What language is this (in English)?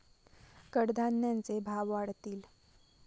Marathi